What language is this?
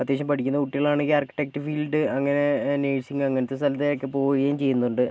Malayalam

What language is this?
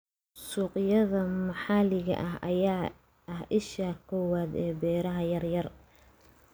Somali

